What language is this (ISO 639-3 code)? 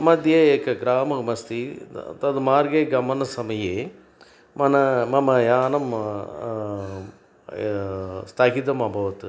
san